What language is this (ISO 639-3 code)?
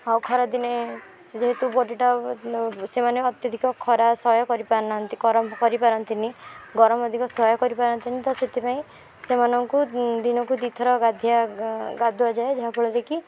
ori